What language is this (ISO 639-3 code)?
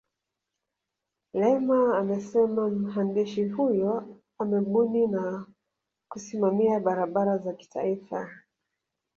swa